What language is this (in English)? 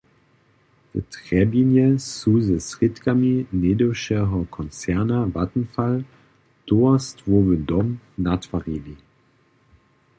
Upper Sorbian